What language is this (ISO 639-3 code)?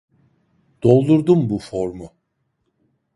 tur